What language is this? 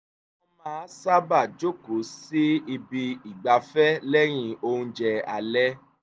Yoruba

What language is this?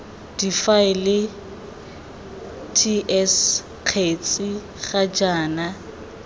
Tswana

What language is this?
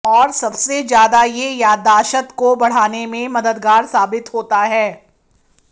Hindi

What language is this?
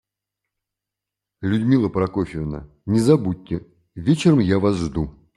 Russian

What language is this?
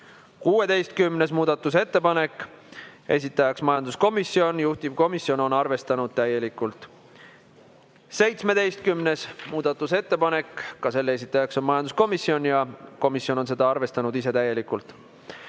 Estonian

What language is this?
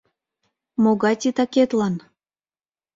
Mari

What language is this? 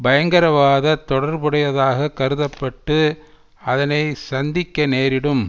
Tamil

